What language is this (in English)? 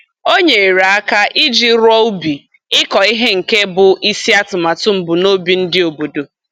Igbo